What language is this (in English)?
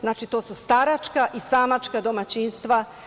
Serbian